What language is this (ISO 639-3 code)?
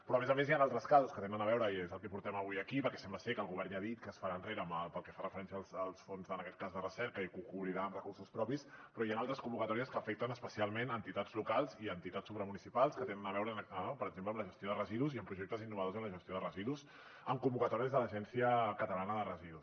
cat